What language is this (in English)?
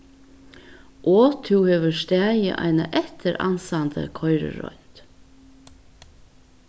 Faroese